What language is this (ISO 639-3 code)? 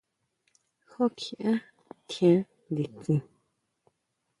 mau